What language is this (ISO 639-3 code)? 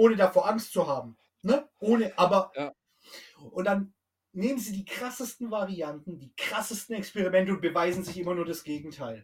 deu